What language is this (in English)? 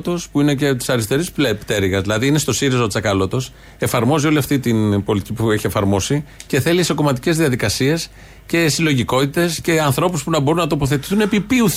Greek